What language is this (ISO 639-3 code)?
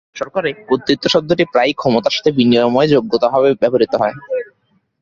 ben